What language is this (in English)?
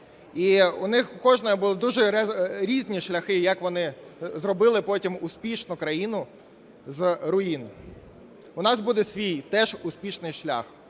Ukrainian